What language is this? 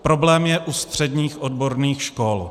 Czech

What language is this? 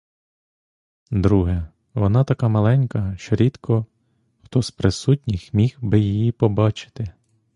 Ukrainian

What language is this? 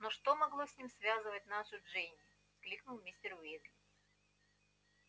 Russian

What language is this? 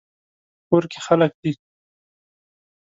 Pashto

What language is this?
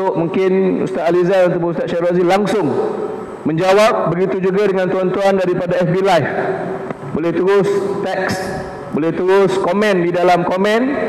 Malay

